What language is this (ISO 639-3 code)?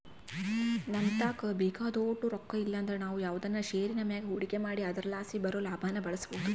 kan